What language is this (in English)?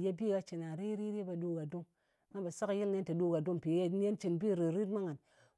Ngas